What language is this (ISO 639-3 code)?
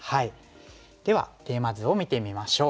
jpn